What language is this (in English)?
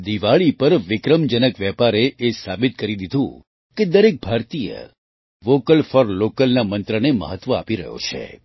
Gujarati